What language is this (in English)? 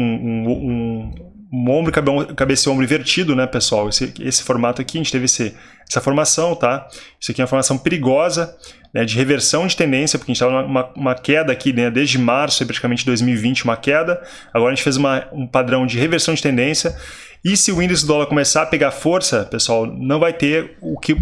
Portuguese